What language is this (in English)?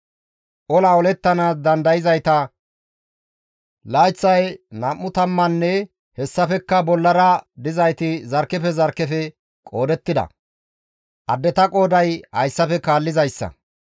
Gamo